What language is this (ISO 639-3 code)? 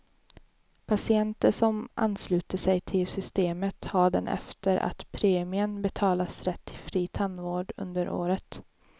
swe